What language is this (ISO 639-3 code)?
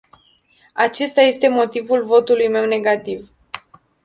ron